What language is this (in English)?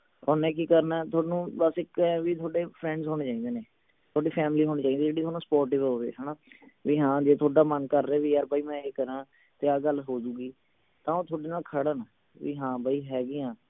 Punjabi